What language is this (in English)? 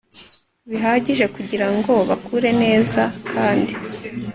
Kinyarwanda